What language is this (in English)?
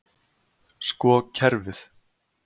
Icelandic